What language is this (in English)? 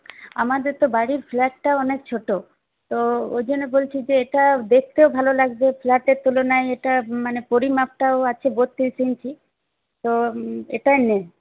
Bangla